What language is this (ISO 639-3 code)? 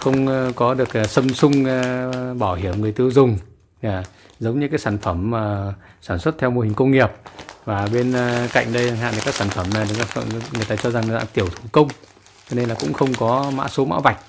vie